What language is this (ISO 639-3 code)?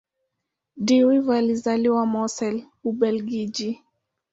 swa